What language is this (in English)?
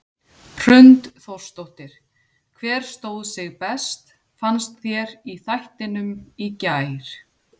Icelandic